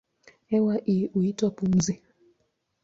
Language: Swahili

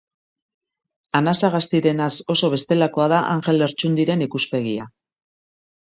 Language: Basque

